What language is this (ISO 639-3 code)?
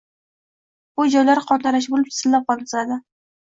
uzb